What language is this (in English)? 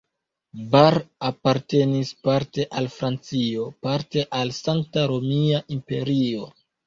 Esperanto